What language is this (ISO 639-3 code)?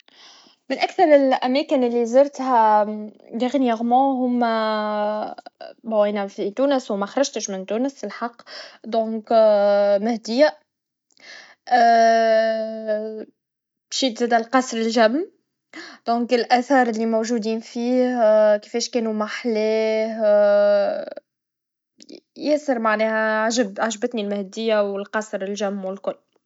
aeb